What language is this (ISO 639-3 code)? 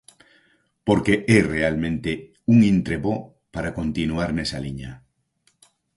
glg